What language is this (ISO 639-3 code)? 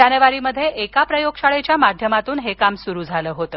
mar